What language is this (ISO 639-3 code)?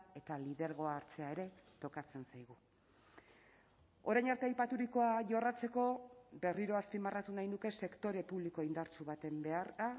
eus